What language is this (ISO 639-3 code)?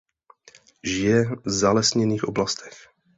ces